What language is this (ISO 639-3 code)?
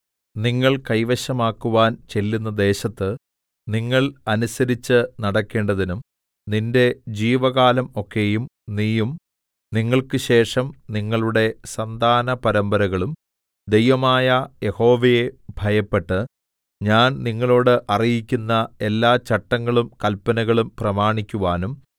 mal